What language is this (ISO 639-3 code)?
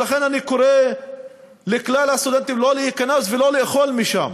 heb